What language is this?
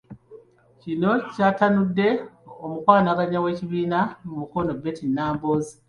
Ganda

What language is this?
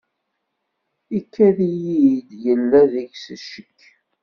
Kabyle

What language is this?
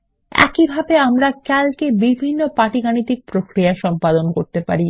Bangla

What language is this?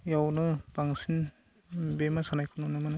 Bodo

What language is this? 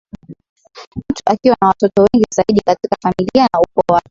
Swahili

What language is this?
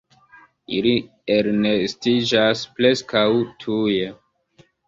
Esperanto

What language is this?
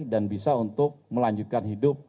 Indonesian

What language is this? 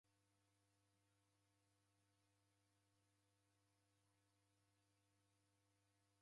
Taita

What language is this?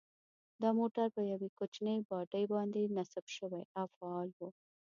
Pashto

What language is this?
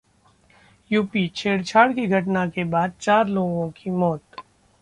Hindi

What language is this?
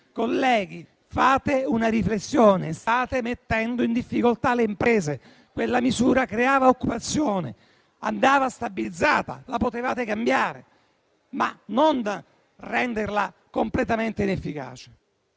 Italian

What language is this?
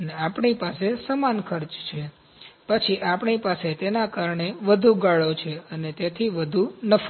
Gujarati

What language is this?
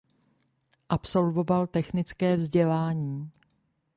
Czech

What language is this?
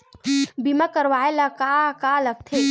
Chhattisgarhi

